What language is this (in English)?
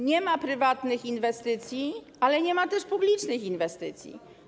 Polish